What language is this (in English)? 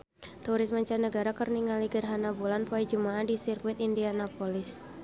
Sundanese